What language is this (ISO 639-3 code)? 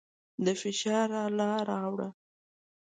pus